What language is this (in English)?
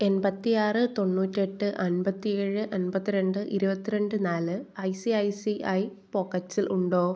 Malayalam